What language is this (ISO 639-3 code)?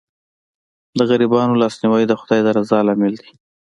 pus